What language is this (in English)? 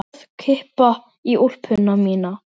Icelandic